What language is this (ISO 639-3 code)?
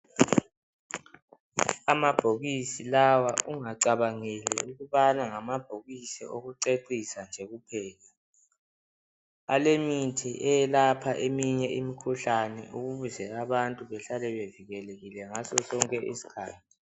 nde